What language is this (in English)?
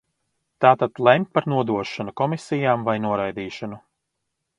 Latvian